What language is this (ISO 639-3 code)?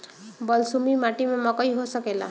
bho